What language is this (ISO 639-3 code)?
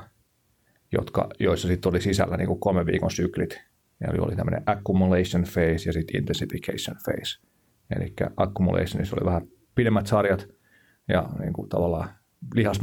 fin